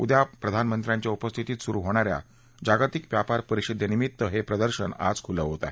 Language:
Marathi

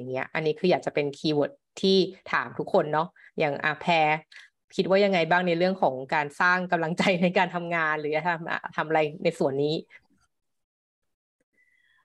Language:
Thai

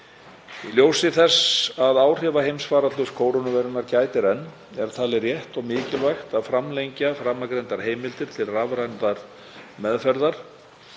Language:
Icelandic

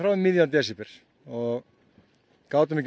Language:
Icelandic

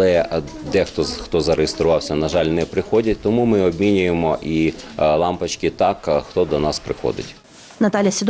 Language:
Ukrainian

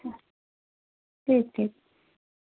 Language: Urdu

